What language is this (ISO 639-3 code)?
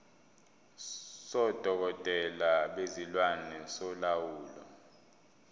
zul